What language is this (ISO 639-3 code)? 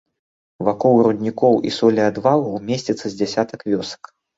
bel